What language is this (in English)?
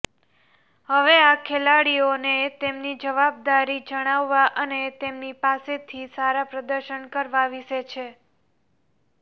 Gujarati